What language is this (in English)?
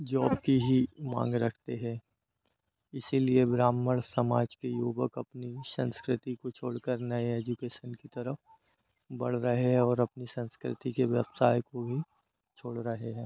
Hindi